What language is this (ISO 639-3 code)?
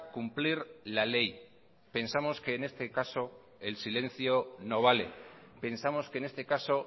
spa